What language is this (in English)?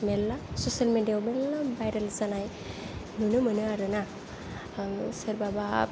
Bodo